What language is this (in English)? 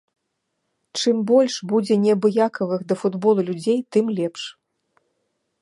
Belarusian